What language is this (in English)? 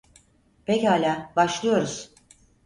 Turkish